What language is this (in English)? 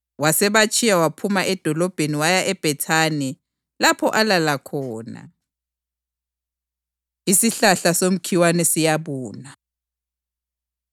North Ndebele